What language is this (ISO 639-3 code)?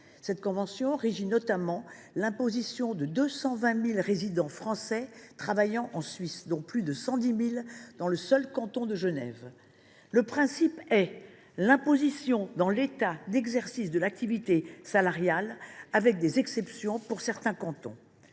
fra